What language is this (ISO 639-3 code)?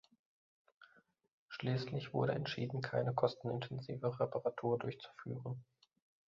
deu